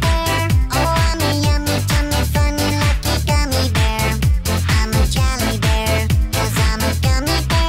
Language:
English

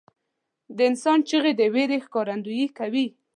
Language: Pashto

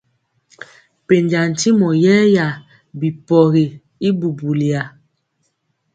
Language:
Mpiemo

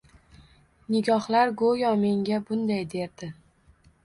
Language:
Uzbek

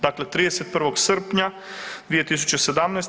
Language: Croatian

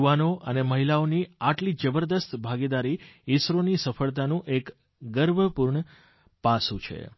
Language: Gujarati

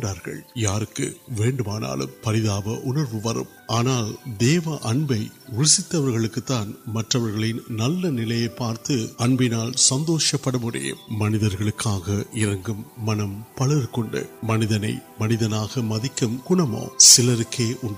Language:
Urdu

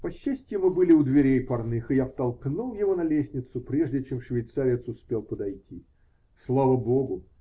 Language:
Russian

